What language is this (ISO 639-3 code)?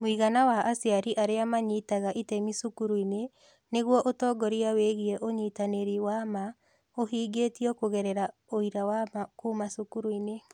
kik